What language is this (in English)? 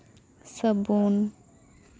Santali